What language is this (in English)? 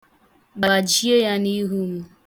Igbo